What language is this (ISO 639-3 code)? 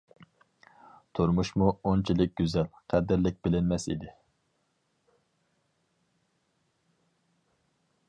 uig